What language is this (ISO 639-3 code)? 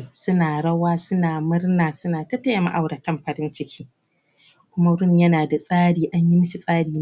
hau